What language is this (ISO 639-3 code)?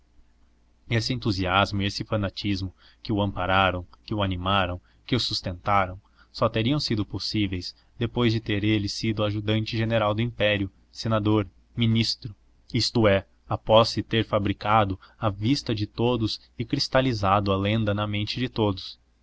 por